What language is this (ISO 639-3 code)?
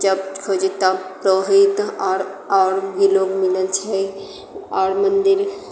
mai